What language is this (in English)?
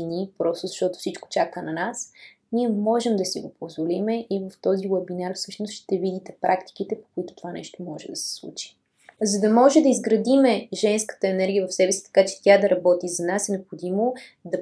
Bulgarian